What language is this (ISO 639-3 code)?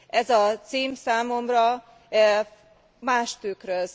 hun